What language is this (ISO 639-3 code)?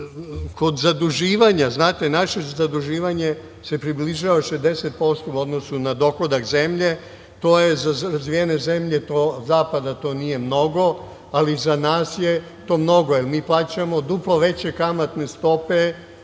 srp